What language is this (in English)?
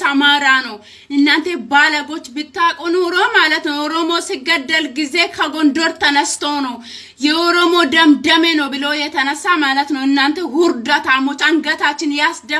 Turkish